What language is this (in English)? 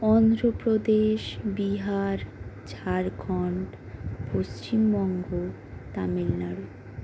Bangla